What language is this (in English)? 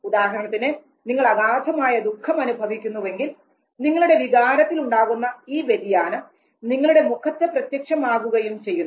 Malayalam